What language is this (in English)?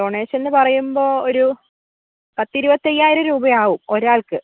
Malayalam